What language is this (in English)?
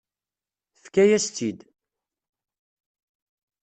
Kabyle